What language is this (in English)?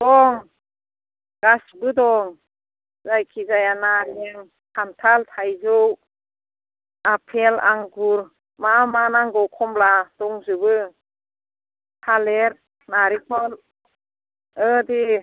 Bodo